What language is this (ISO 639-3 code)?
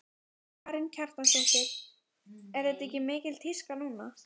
isl